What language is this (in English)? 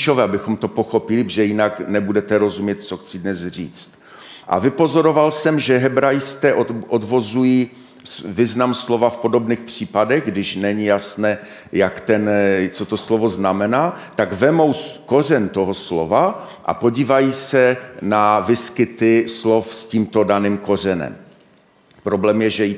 Czech